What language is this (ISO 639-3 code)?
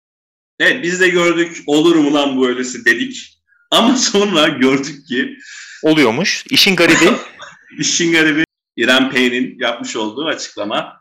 tur